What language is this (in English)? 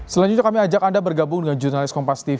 Indonesian